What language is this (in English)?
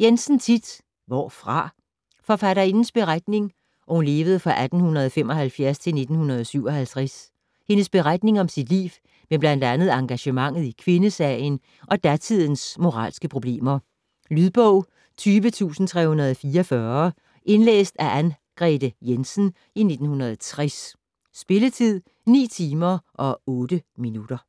Danish